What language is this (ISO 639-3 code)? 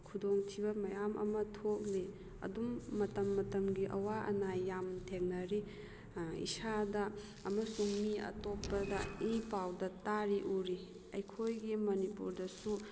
mni